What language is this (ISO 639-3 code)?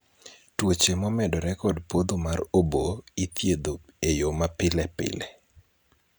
luo